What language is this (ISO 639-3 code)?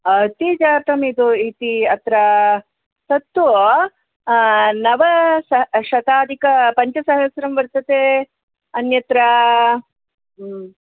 san